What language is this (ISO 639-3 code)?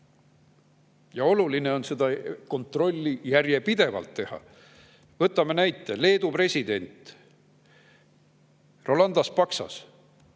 est